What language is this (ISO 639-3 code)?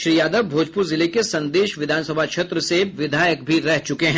hin